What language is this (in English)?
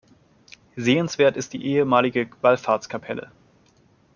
German